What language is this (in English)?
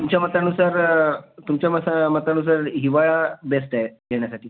Marathi